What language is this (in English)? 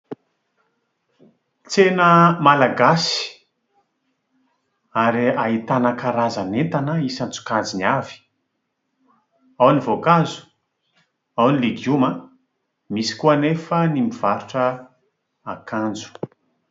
Malagasy